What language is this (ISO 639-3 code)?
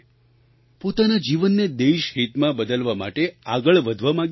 guj